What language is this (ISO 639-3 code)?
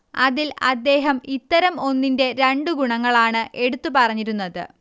mal